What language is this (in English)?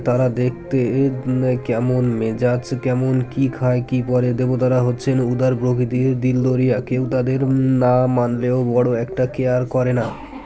Bangla